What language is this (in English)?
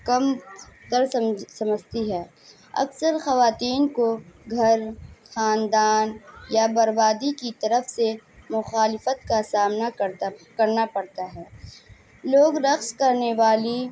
Urdu